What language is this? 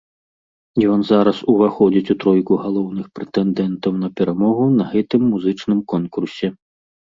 Belarusian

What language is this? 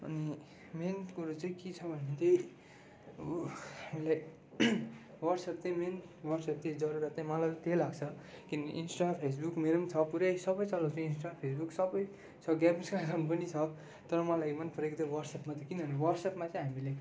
Nepali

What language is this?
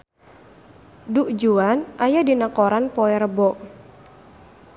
Sundanese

